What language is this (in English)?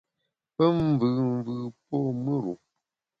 Bamun